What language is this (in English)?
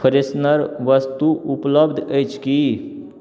Maithili